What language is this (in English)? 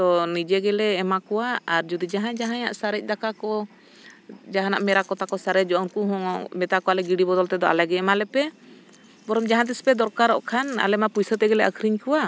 Santali